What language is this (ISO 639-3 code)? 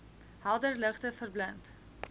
afr